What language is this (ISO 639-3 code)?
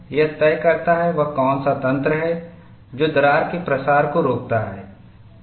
hin